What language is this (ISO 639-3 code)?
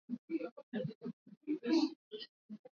swa